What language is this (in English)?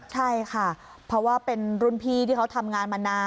Thai